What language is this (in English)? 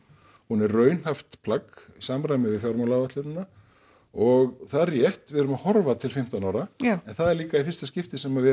Icelandic